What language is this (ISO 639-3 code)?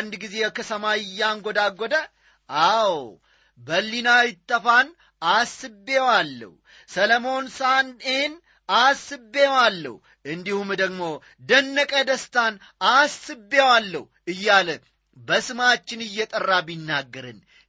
amh